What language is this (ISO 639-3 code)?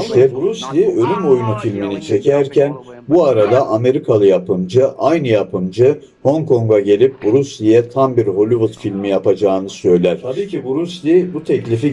tur